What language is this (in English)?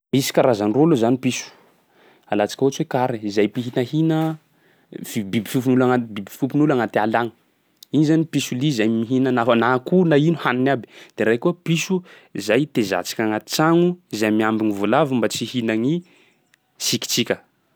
Sakalava Malagasy